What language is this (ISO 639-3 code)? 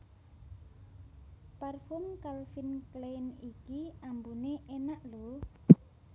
jav